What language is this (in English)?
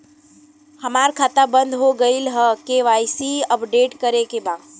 Bhojpuri